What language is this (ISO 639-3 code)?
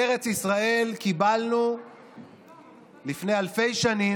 heb